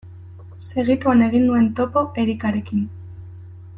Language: Basque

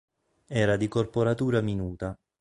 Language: Italian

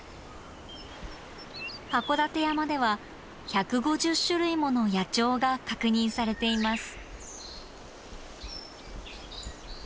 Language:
Japanese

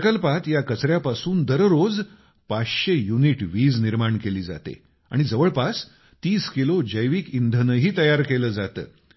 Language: Marathi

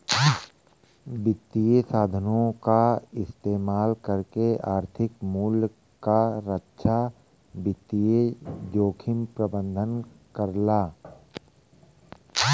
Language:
Bhojpuri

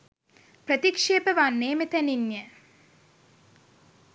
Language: Sinhala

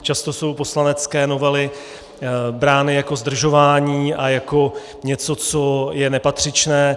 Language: Czech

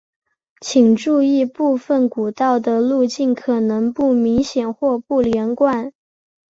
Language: Chinese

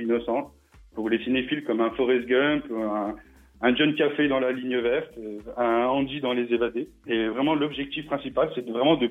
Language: French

